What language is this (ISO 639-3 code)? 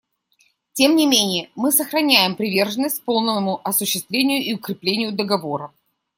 rus